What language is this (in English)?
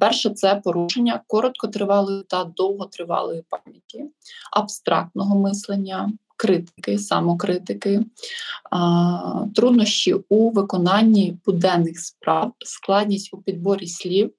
Ukrainian